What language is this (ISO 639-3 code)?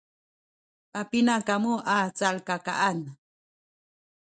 szy